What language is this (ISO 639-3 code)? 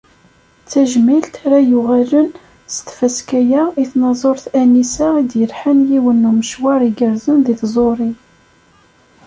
kab